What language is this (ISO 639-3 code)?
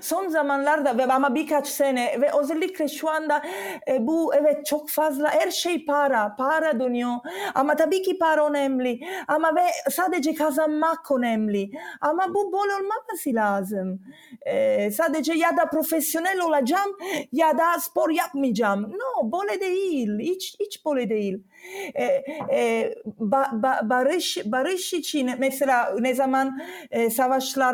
tur